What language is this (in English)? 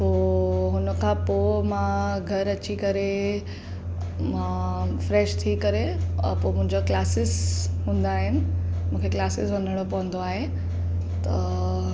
Sindhi